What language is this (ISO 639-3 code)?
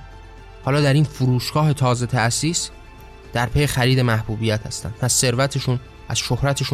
fas